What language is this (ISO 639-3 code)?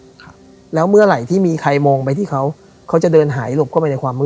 tha